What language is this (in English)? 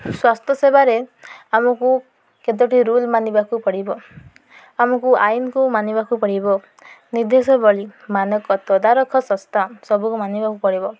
Odia